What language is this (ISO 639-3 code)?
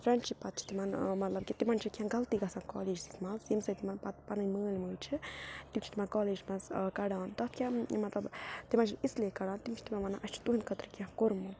kas